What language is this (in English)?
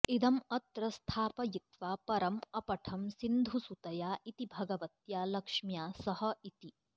Sanskrit